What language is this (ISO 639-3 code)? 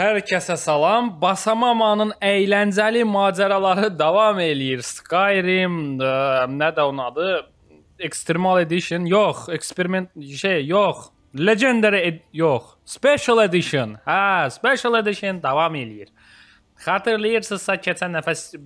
tur